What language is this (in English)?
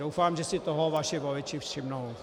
Czech